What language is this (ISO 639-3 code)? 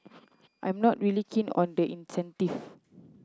eng